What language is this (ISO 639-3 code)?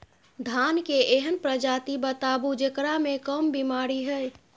mai